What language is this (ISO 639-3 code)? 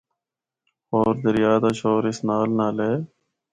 hno